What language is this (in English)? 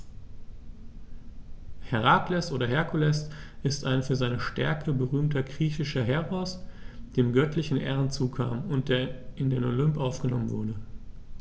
German